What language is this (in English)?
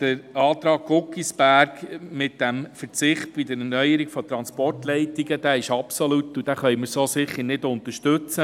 Swiss German